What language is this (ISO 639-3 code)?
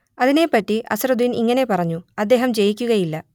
mal